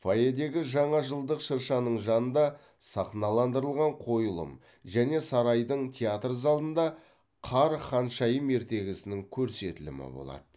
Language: Kazakh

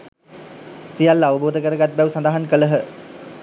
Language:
Sinhala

